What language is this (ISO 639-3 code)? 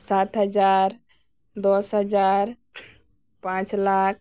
sat